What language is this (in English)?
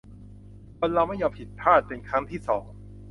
Thai